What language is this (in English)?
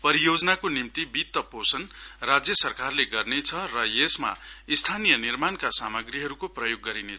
Nepali